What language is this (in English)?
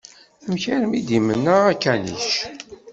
Kabyle